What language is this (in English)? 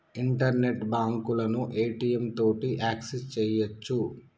Telugu